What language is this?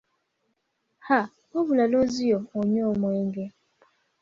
Ganda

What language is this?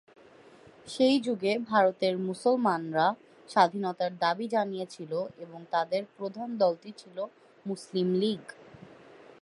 Bangla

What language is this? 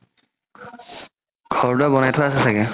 Assamese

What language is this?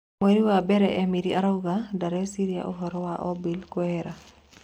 Kikuyu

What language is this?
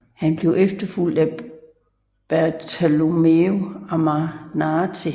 Danish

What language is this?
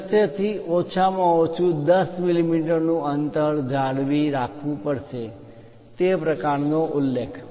Gujarati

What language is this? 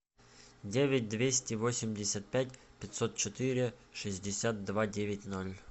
Russian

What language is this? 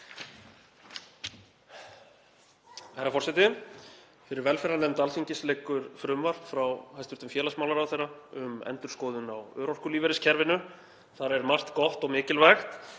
Icelandic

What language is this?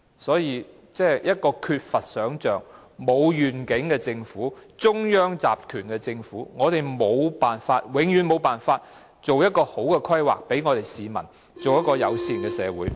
Cantonese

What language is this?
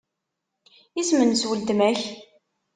Kabyle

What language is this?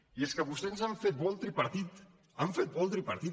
Catalan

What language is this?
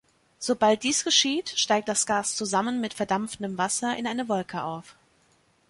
German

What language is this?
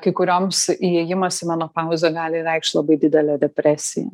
Lithuanian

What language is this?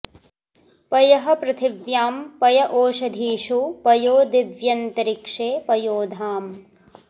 Sanskrit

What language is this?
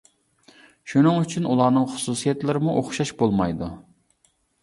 Uyghur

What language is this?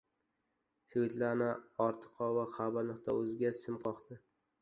Uzbek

